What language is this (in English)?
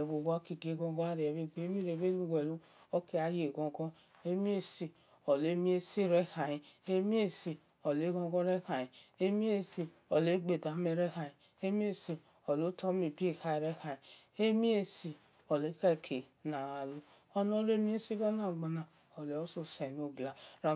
Esan